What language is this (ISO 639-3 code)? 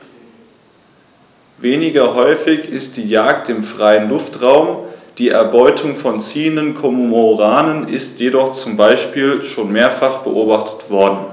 deu